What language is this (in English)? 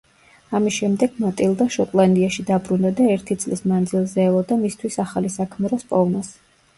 Georgian